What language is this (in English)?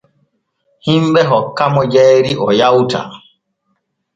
Borgu Fulfulde